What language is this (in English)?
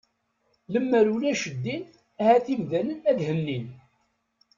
Kabyle